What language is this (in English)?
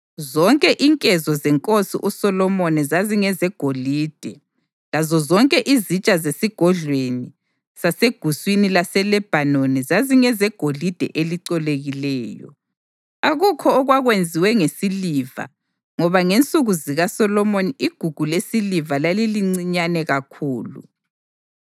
North Ndebele